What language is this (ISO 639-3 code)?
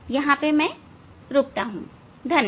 hin